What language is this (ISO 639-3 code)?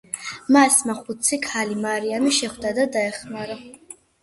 kat